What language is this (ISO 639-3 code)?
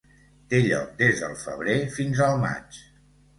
cat